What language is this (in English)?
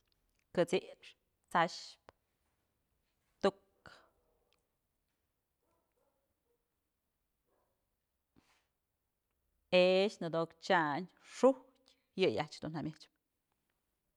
Mazatlán Mixe